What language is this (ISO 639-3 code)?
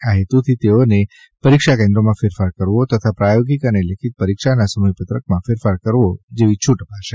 guj